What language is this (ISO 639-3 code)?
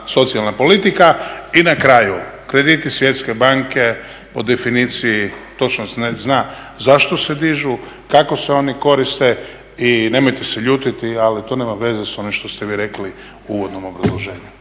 hrv